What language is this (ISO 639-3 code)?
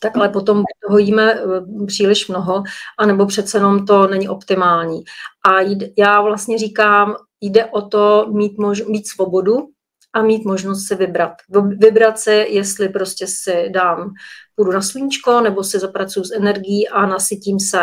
ces